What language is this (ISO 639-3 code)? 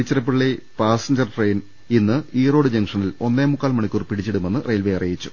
mal